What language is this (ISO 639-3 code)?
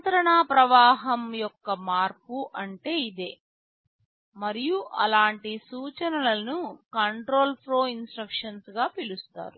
tel